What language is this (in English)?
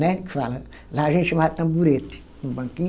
Portuguese